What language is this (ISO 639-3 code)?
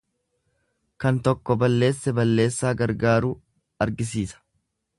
orm